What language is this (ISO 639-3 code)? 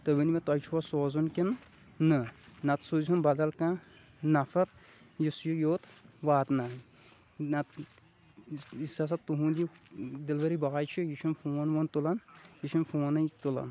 kas